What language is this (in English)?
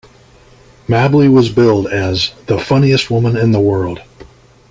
English